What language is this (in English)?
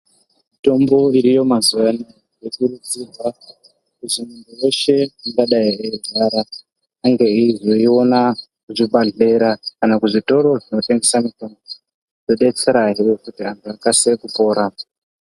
Ndau